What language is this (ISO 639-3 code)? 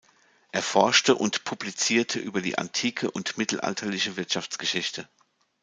deu